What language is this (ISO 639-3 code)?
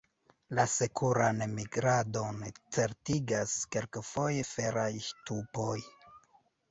epo